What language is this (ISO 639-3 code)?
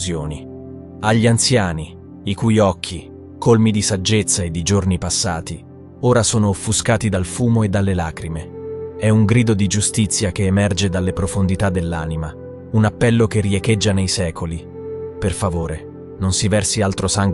ita